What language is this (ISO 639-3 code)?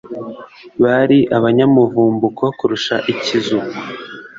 kin